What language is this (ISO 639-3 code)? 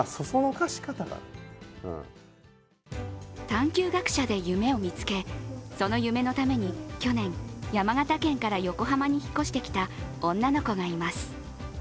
jpn